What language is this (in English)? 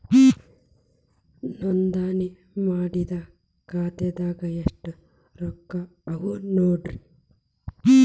Kannada